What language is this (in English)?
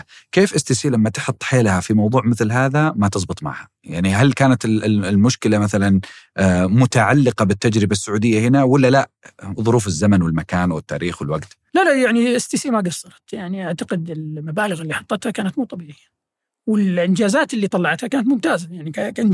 Arabic